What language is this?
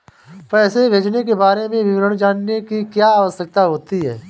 Hindi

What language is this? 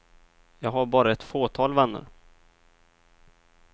Swedish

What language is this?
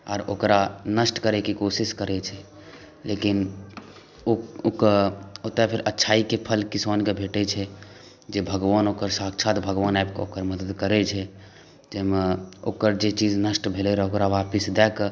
Maithili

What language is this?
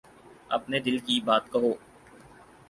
Urdu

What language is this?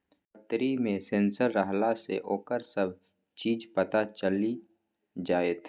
Maithili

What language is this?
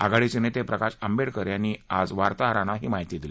Marathi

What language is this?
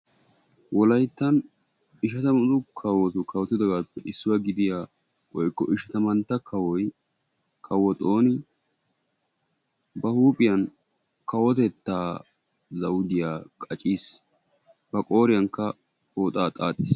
Wolaytta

